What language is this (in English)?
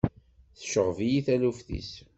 Kabyle